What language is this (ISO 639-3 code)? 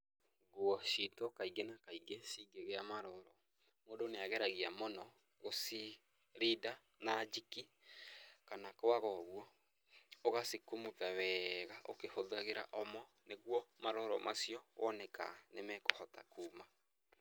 kik